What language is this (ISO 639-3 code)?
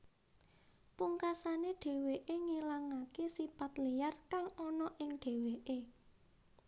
jav